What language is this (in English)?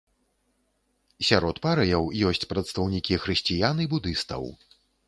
Belarusian